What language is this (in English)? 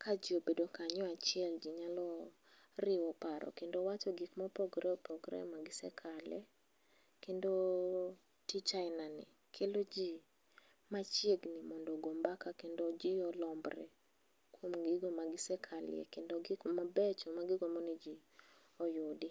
Luo (Kenya and Tanzania)